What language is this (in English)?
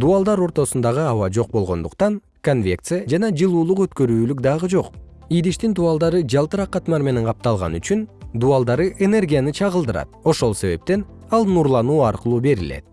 Kyrgyz